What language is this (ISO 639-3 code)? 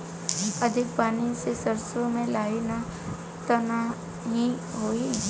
bho